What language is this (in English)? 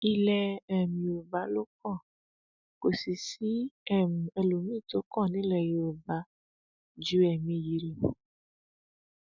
Yoruba